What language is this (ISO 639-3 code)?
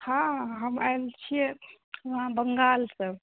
mai